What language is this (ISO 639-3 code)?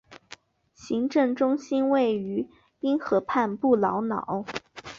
zho